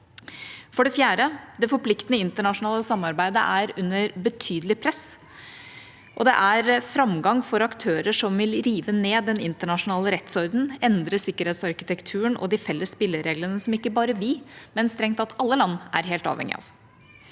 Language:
Norwegian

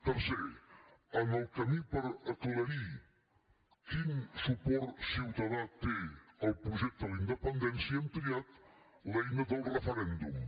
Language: Catalan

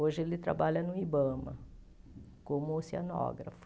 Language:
Portuguese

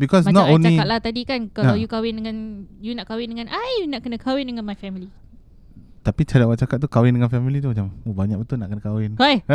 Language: Malay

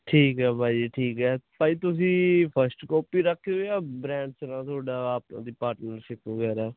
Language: Punjabi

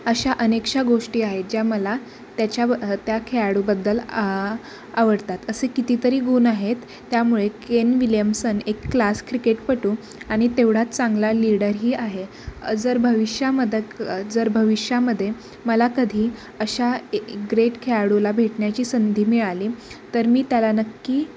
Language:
Marathi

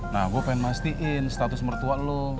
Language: Indonesian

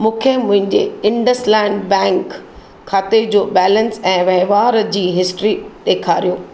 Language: Sindhi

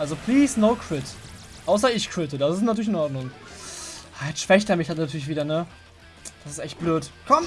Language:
German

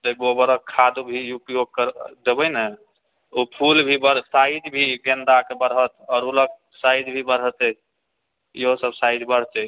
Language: Maithili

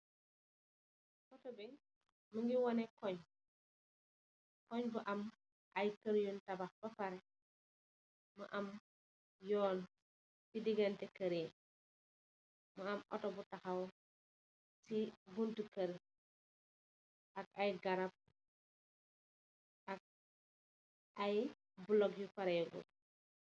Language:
Wolof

